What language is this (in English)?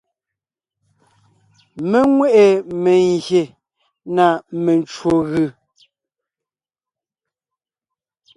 Ngiemboon